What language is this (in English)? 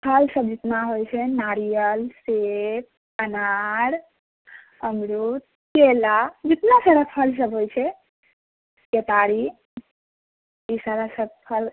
Maithili